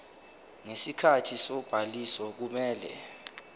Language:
Zulu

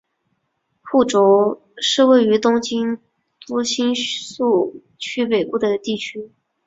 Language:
Chinese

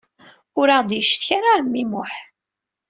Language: Kabyle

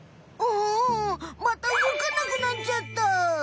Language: Japanese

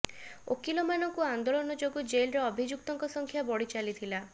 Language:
Odia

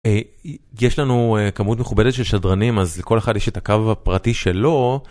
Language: Hebrew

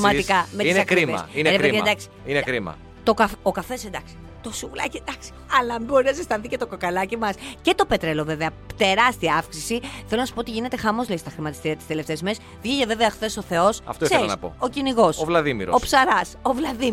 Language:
Greek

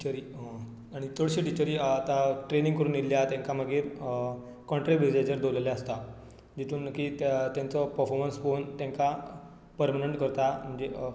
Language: Konkani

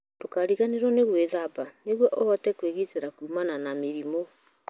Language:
Kikuyu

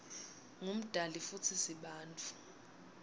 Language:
Swati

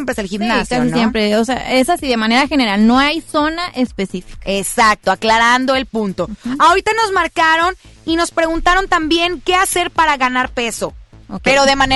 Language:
Spanish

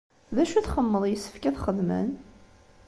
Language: Kabyle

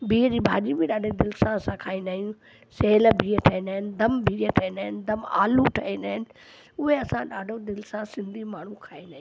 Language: Sindhi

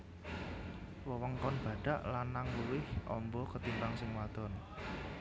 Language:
Javanese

